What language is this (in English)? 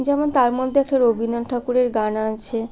Bangla